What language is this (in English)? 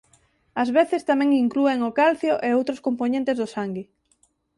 Galician